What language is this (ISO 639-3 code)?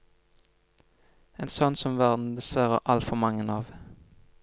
nor